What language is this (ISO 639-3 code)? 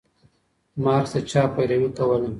pus